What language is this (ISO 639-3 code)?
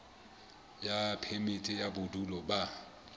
sot